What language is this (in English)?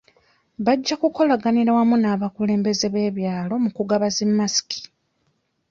Ganda